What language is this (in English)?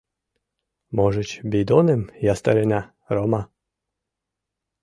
Mari